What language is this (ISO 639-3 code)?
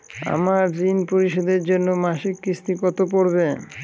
ben